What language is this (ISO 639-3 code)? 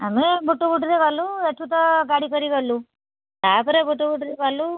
ori